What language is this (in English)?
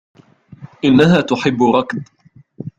Arabic